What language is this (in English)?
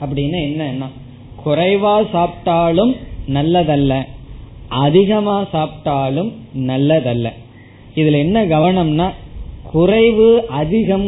Tamil